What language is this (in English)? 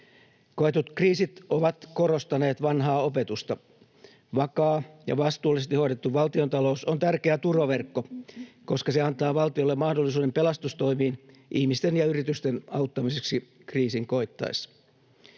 Finnish